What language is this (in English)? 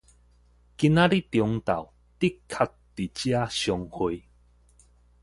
Min Nan Chinese